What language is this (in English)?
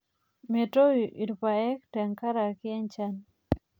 Masai